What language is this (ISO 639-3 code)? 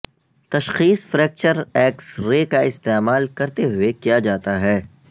urd